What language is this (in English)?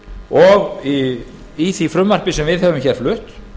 Icelandic